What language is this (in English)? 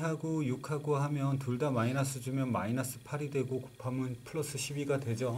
Korean